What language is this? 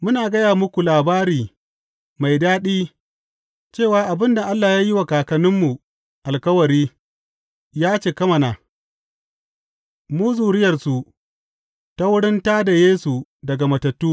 Hausa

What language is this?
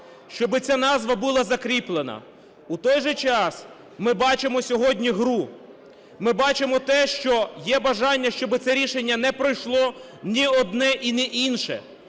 Ukrainian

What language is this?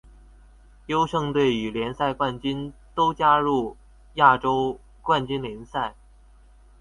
Chinese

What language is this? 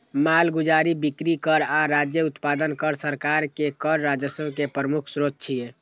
Maithili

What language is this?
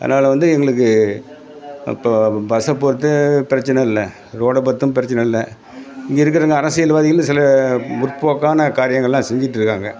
Tamil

